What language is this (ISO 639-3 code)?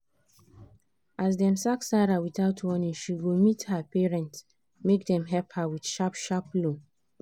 pcm